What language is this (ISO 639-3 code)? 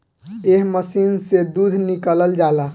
bho